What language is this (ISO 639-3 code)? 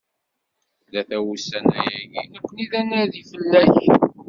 kab